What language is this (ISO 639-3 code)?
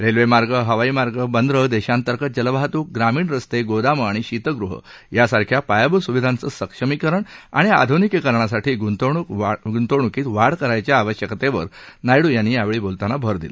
mar